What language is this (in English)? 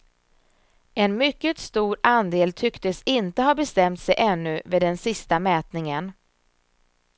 Swedish